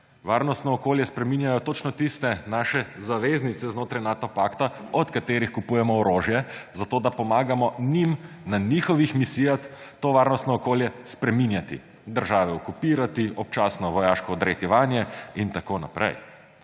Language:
Slovenian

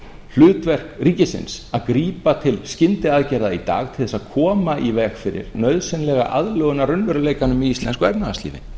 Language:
Icelandic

